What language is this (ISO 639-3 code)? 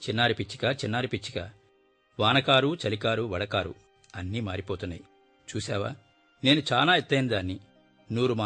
tel